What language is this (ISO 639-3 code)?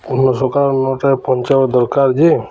ori